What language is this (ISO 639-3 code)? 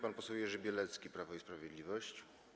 pol